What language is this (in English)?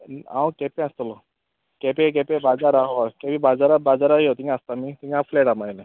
Konkani